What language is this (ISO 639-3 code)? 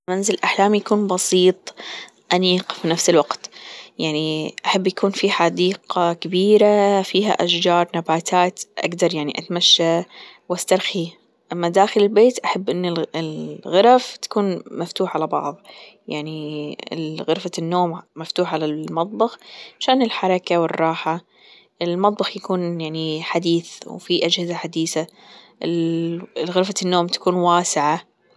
afb